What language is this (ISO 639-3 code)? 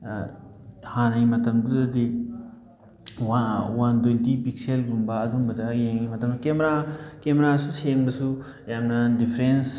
mni